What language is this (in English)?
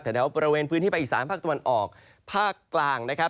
Thai